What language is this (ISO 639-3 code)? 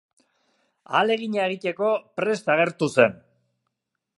eus